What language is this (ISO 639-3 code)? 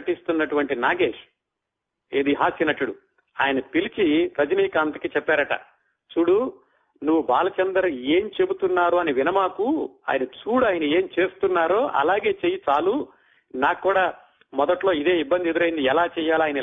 tel